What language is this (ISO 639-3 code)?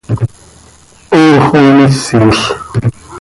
sei